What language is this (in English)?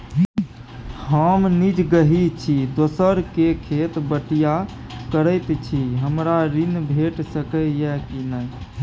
Maithili